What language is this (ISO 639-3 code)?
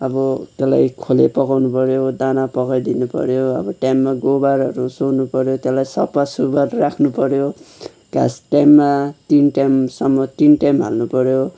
nep